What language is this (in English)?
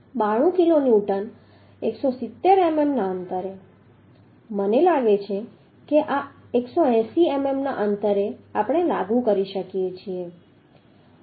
Gujarati